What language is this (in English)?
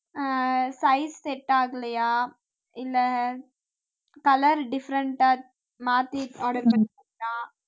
Tamil